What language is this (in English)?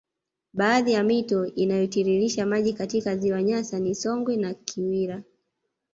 Swahili